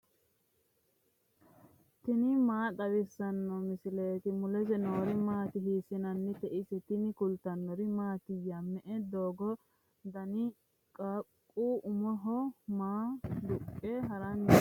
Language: Sidamo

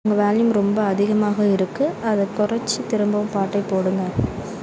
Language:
Tamil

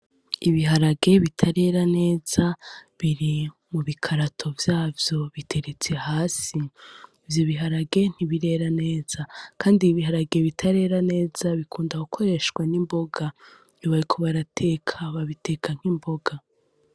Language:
Rundi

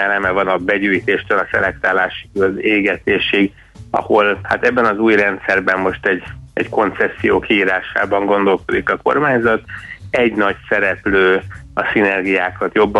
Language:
Hungarian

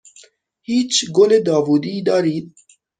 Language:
Persian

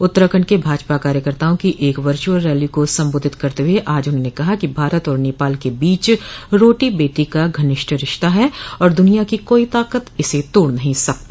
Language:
Hindi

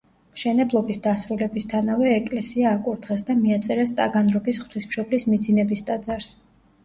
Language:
Georgian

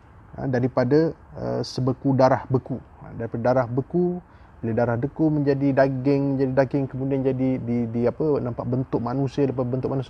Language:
Malay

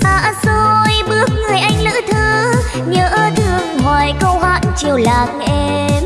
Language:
Vietnamese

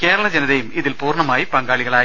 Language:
Malayalam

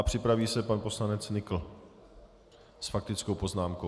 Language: Czech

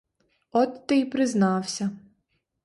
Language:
Ukrainian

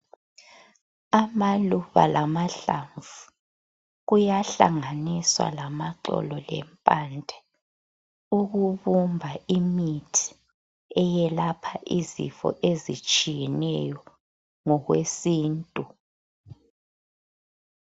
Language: North Ndebele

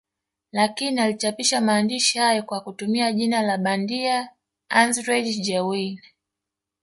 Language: Swahili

